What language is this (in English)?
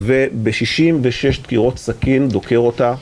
Hebrew